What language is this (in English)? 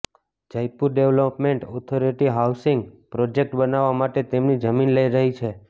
Gujarati